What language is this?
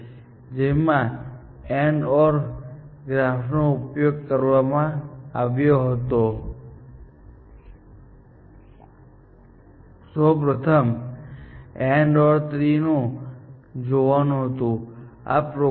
Gujarati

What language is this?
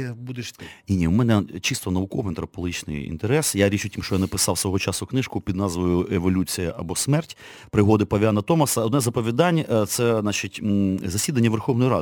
Ukrainian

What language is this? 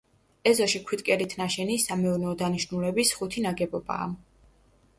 Georgian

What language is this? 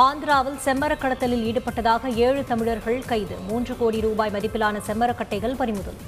Tamil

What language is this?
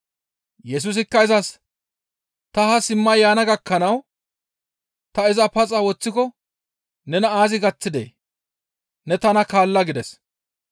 Gamo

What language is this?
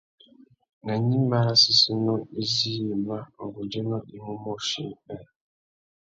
Tuki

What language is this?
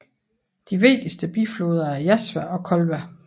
Danish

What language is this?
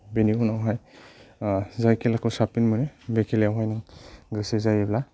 Bodo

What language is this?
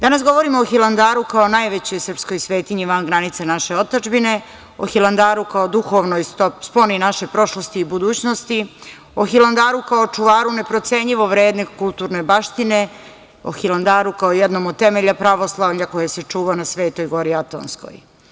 Serbian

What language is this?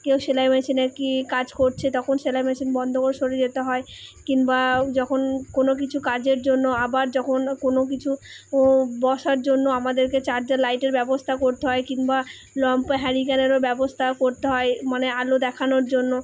Bangla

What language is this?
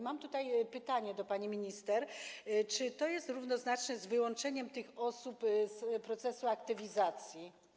Polish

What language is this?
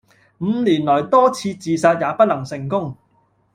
Cantonese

